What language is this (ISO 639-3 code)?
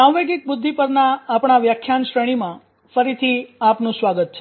guj